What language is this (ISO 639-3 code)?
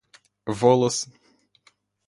rus